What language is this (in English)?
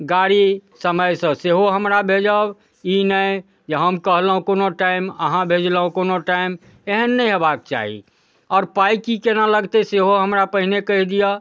Maithili